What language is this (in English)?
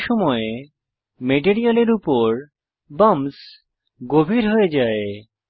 Bangla